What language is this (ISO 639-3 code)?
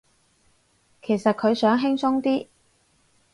yue